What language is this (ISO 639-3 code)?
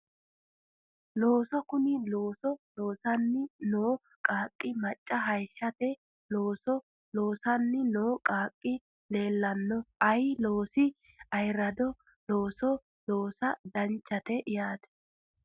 sid